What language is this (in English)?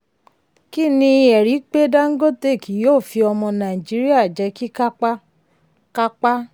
Yoruba